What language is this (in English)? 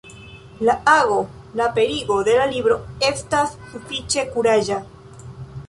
Esperanto